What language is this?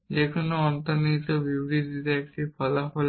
Bangla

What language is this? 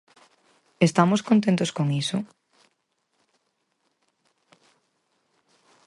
Galician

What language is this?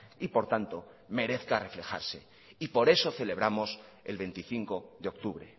Spanish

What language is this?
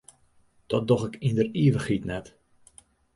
Western Frisian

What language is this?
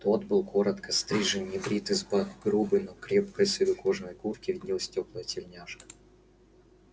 Russian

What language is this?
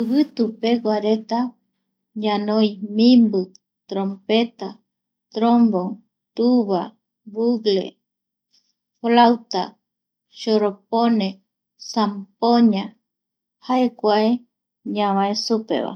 Eastern Bolivian Guaraní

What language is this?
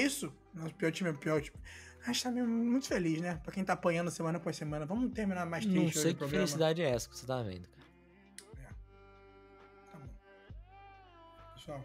Portuguese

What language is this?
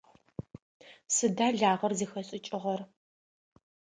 Adyghe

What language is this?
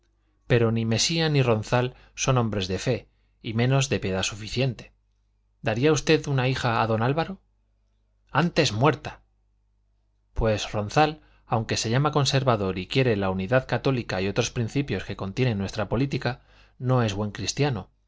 Spanish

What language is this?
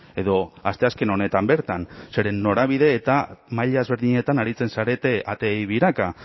Basque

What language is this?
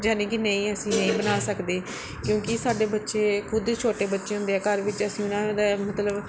Punjabi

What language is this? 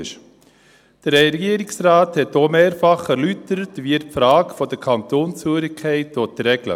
Swiss German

